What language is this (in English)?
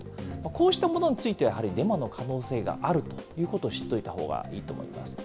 Japanese